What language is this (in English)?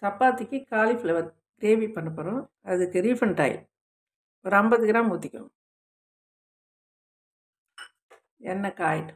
Polish